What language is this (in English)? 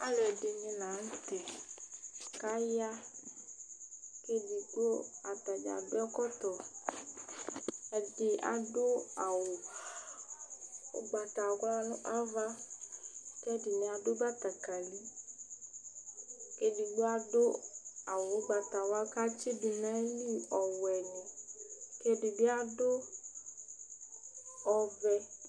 Ikposo